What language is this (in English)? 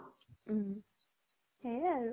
Assamese